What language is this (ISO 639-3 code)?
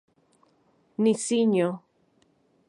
ncx